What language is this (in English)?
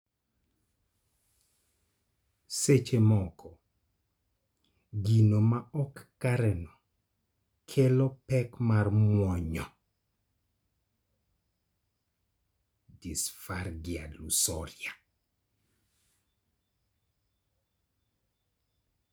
Luo (Kenya and Tanzania)